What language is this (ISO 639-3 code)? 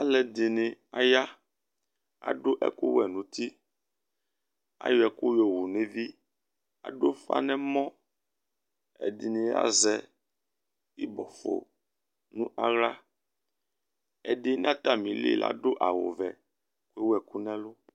kpo